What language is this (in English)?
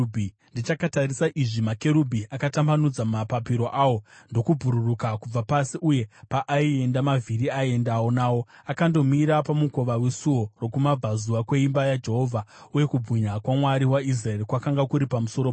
Shona